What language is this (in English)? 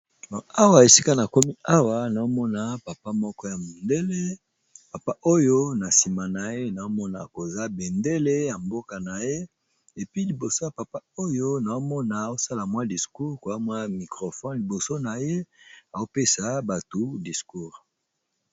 Lingala